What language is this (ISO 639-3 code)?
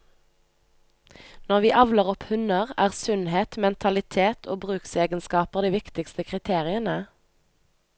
nor